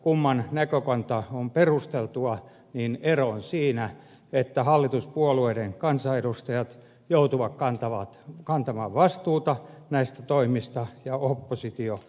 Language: Finnish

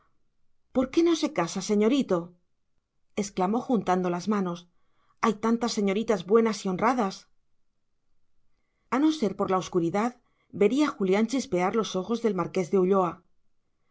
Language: Spanish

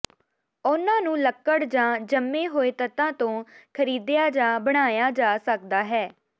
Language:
Punjabi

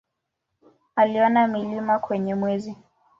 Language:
Swahili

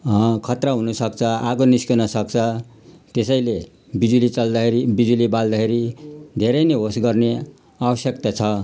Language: Nepali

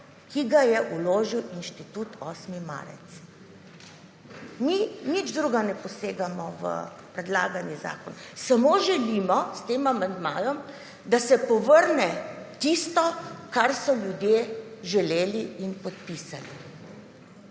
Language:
Slovenian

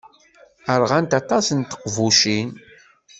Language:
Kabyle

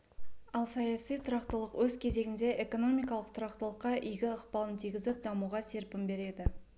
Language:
Kazakh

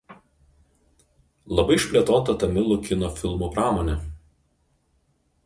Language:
Lithuanian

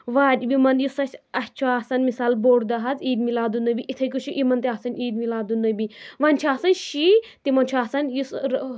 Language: Kashmiri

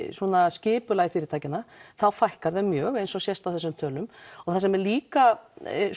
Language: Icelandic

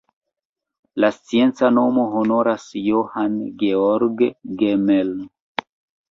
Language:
Esperanto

